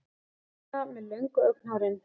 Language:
Icelandic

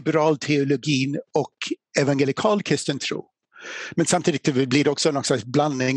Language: Swedish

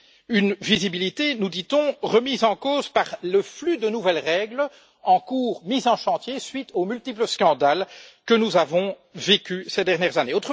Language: French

